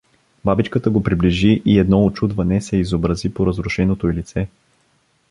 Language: Bulgarian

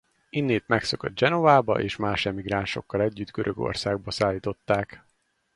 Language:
Hungarian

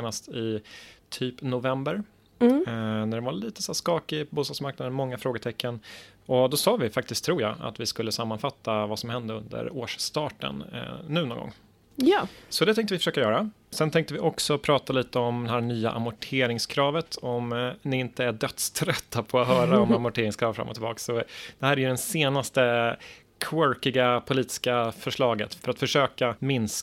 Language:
Swedish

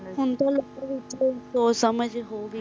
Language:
Punjabi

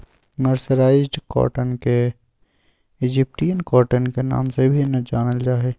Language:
Magahi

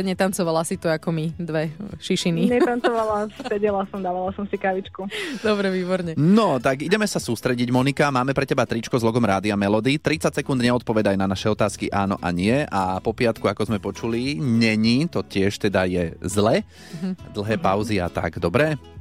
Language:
Slovak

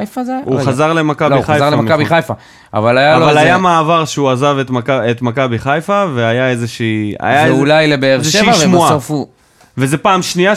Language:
Hebrew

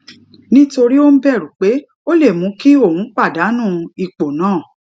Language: Yoruba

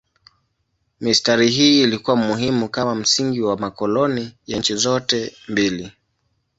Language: Swahili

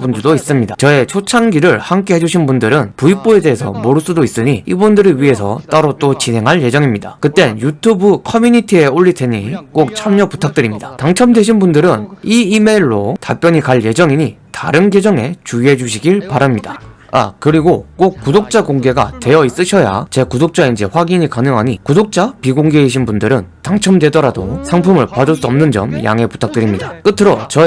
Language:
Korean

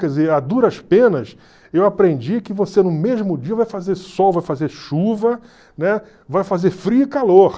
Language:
Portuguese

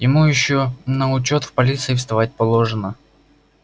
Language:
Russian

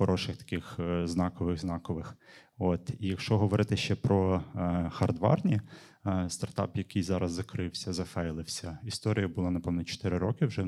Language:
Ukrainian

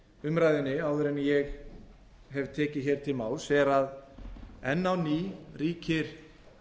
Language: Icelandic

